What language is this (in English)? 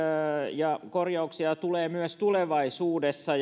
Finnish